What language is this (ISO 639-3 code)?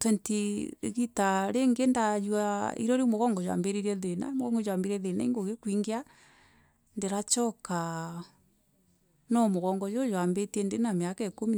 mer